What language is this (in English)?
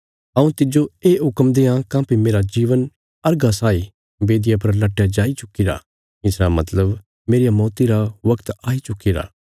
Bilaspuri